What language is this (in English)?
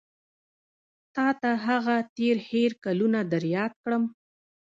Pashto